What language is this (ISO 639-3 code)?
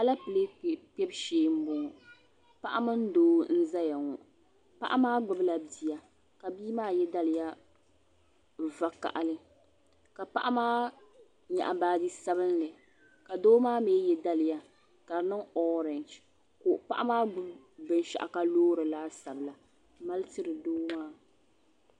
dag